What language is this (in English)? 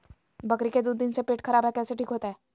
Magahi